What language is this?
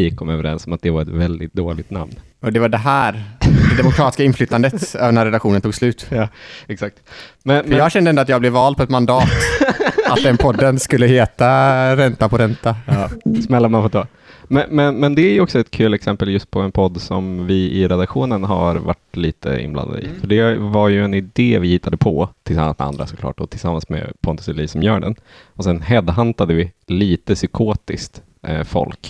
Swedish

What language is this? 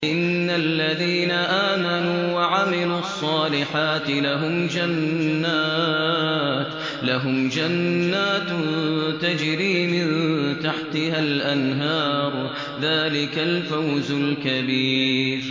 Arabic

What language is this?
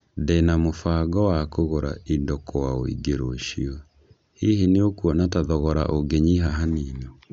Kikuyu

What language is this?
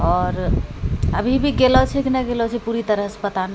Maithili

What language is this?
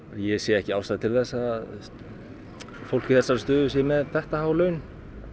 Icelandic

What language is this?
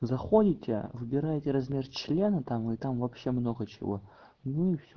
Russian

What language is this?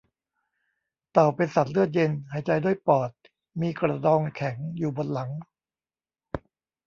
Thai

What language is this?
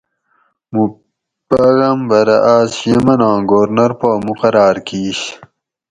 Gawri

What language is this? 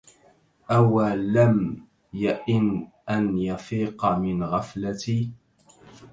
Arabic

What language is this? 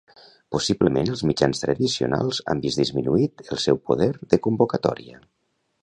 Catalan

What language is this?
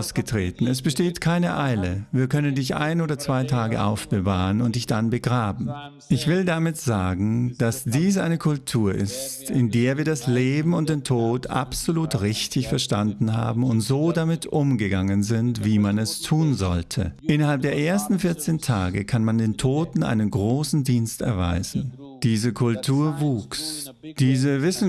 German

